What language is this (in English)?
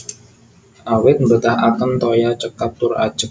Javanese